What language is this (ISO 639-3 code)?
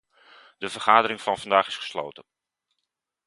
nld